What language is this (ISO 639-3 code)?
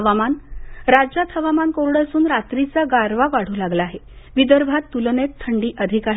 mar